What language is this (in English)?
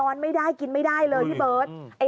Thai